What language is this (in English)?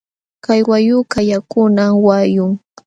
Jauja Wanca Quechua